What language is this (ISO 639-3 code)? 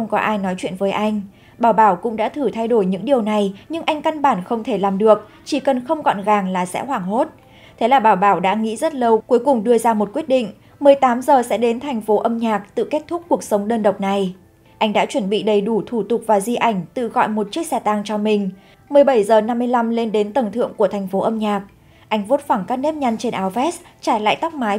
vie